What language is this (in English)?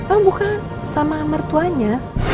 Indonesian